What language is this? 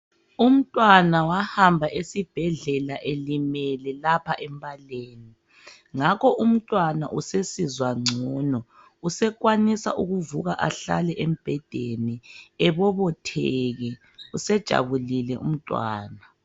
North Ndebele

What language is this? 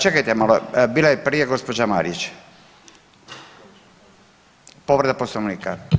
Croatian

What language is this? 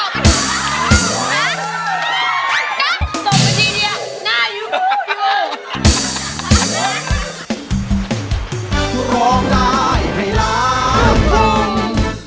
Thai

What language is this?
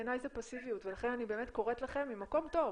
Hebrew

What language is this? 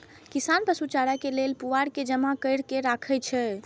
Maithili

